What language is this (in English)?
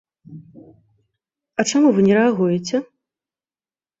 Belarusian